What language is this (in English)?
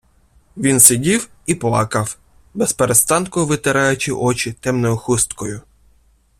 Ukrainian